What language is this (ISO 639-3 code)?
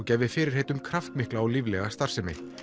isl